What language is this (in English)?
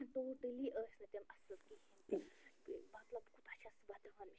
Kashmiri